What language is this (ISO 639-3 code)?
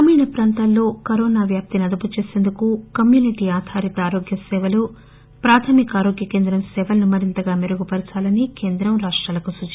tel